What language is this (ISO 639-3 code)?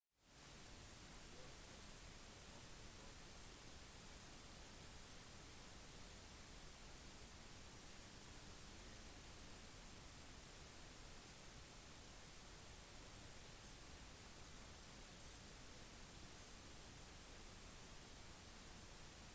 nob